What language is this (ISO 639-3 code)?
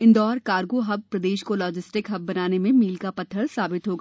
hin